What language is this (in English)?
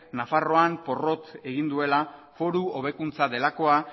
Basque